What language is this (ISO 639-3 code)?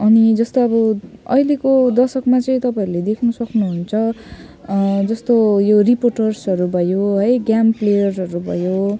nep